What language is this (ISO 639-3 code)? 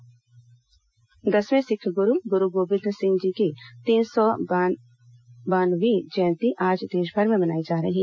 hin